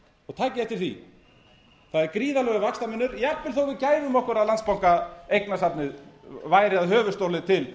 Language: Icelandic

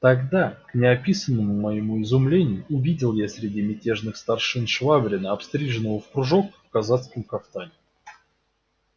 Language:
Russian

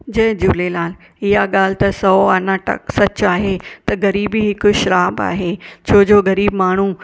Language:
Sindhi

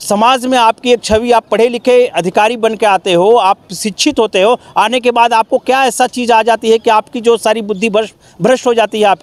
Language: Hindi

